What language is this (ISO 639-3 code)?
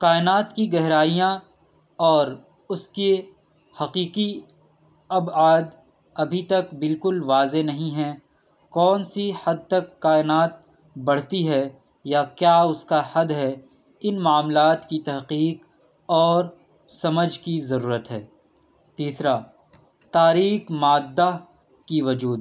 urd